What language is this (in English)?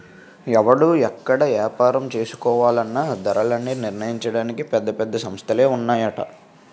Telugu